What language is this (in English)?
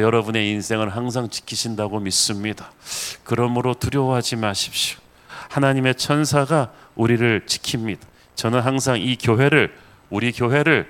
Korean